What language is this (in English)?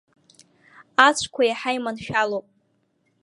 Abkhazian